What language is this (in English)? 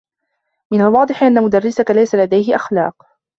Arabic